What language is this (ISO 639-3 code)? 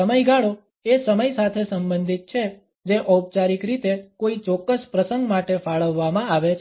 guj